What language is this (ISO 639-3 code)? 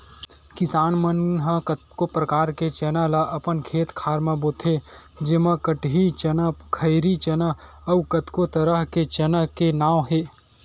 hne